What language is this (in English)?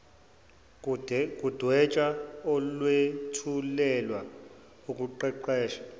Zulu